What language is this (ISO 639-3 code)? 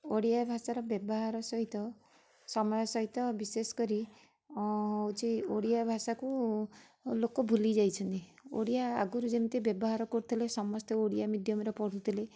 ori